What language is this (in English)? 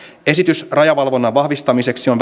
Finnish